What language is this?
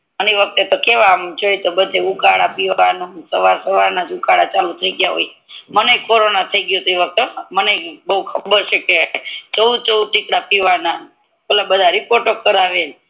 Gujarati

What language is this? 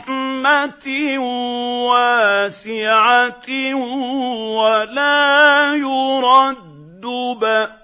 Arabic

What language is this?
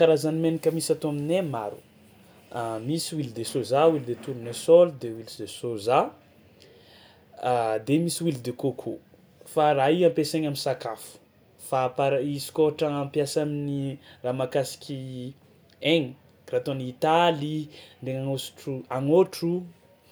Tsimihety Malagasy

